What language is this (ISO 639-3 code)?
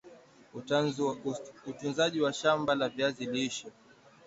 swa